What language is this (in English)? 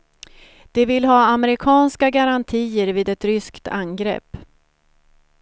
Swedish